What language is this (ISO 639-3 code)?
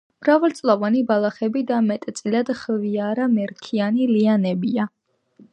kat